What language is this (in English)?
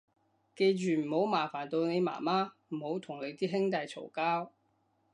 Cantonese